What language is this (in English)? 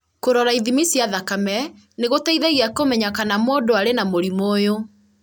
Kikuyu